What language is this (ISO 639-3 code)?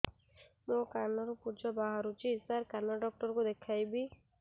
ori